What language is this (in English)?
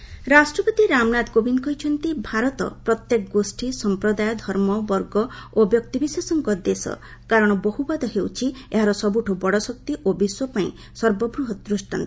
Odia